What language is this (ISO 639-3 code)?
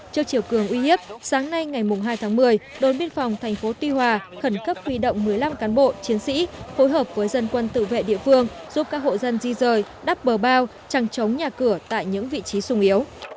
vie